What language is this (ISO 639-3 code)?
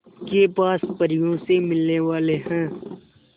hin